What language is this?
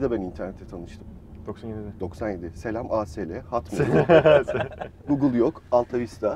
Turkish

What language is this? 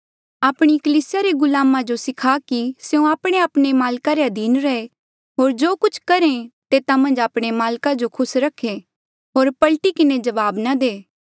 Mandeali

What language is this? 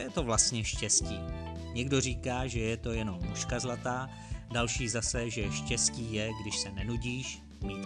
Czech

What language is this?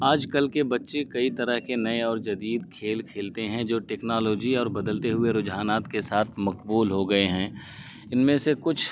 Urdu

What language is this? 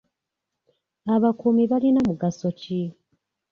Ganda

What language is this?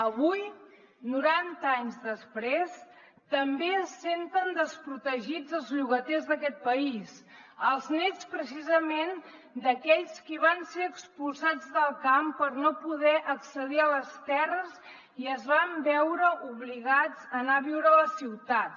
Catalan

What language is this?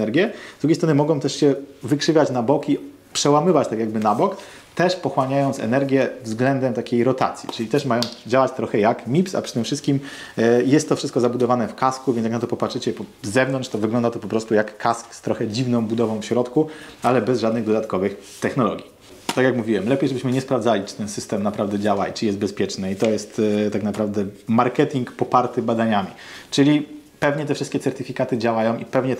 Polish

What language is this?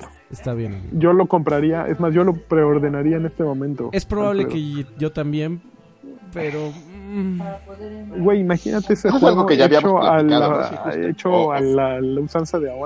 Spanish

